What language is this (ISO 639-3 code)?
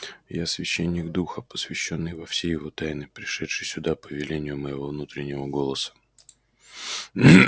rus